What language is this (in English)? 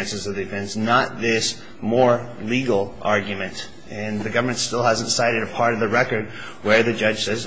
English